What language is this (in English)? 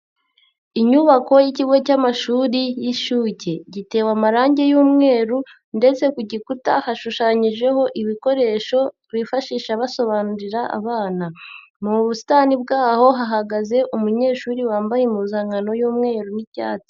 Kinyarwanda